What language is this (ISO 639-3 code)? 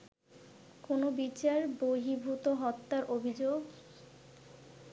ben